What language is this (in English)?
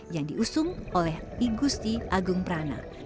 Indonesian